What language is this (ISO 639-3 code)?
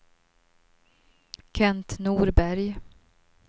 swe